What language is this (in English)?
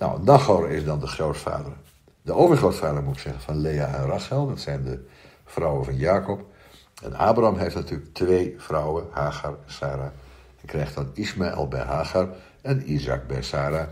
Dutch